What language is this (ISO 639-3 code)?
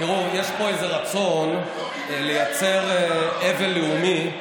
heb